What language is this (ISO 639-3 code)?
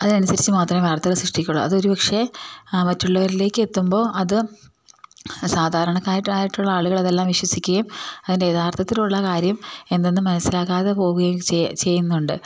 mal